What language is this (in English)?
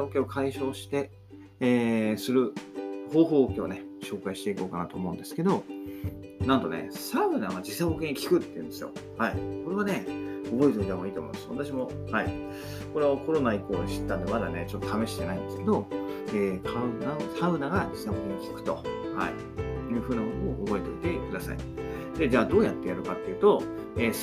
Japanese